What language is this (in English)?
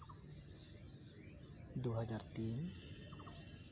Santali